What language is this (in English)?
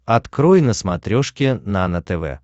Russian